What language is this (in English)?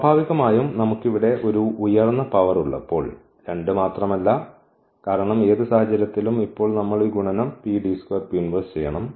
Malayalam